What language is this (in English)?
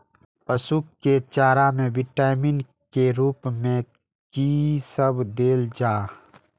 Maithili